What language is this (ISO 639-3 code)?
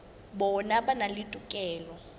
sot